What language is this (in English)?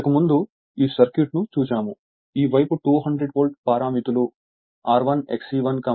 Telugu